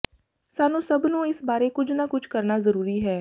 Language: Punjabi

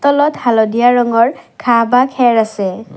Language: Assamese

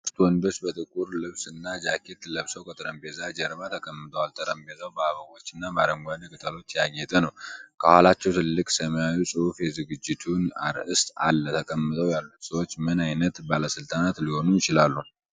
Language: Amharic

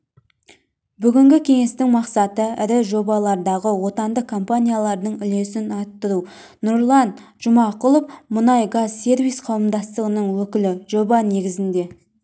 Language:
Kazakh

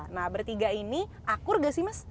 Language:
Indonesian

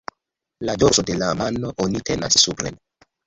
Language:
Esperanto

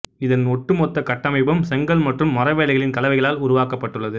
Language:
Tamil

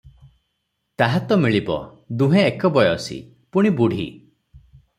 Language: Odia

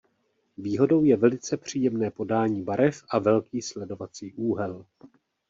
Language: Czech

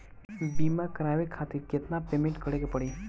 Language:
Bhojpuri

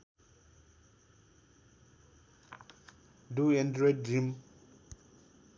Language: Nepali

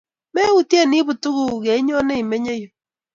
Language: Kalenjin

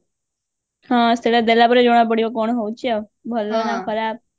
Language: Odia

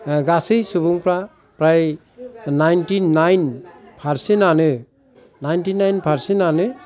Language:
Bodo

